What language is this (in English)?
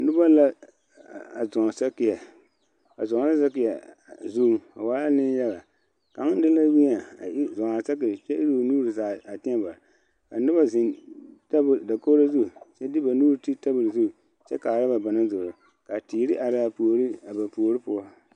Southern Dagaare